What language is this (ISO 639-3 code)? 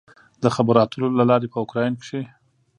pus